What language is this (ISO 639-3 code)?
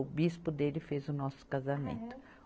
por